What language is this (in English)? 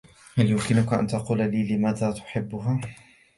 Arabic